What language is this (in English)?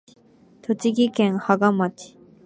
Japanese